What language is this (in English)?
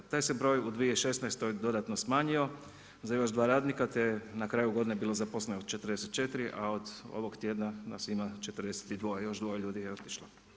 Croatian